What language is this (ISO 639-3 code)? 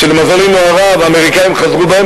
heb